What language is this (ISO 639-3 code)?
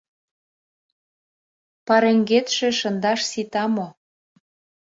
chm